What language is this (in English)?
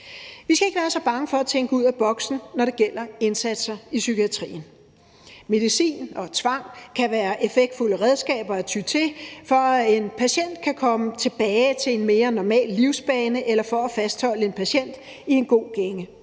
Danish